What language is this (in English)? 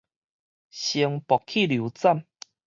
Min Nan Chinese